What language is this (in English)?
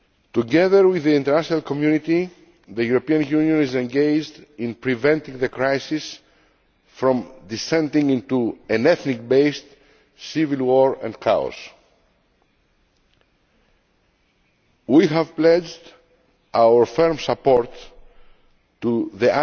English